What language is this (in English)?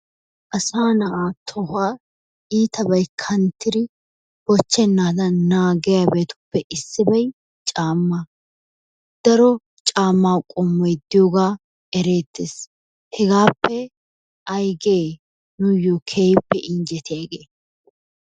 Wolaytta